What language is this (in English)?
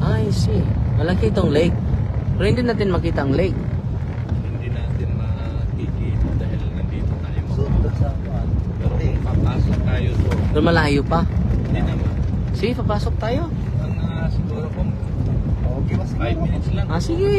Filipino